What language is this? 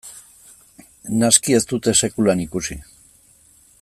Basque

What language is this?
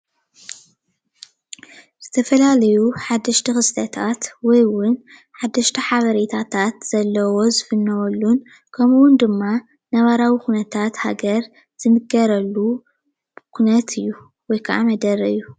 Tigrinya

